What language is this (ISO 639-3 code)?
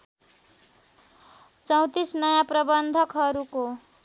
nep